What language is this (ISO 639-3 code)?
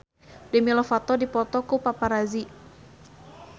sun